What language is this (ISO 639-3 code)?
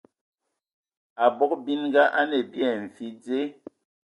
ewo